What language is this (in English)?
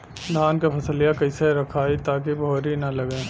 Bhojpuri